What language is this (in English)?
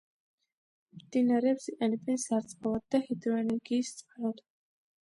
Georgian